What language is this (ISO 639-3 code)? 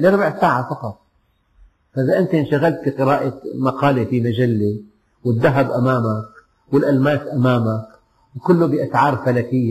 ara